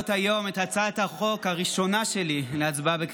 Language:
Hebrew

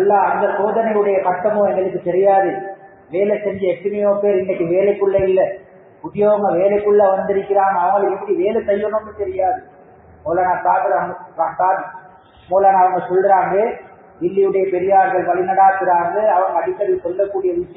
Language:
Arabic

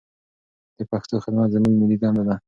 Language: Pashto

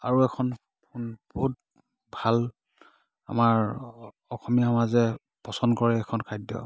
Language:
Assamese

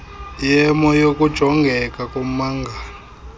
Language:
Xhosa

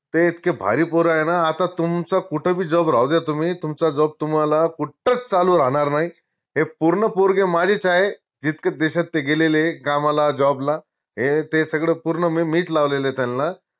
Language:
Marathi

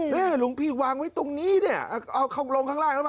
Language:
Thai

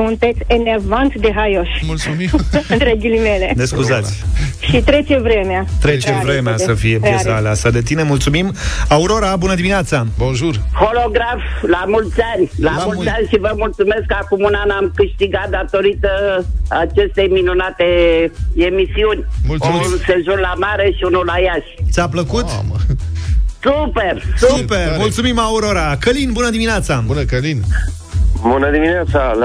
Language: Romanian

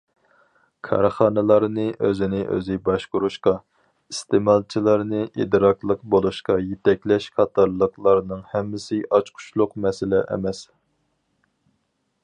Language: Uyghur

